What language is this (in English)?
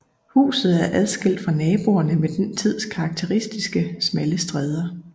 Danish